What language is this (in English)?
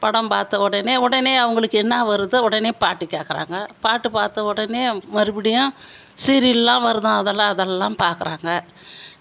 Tamil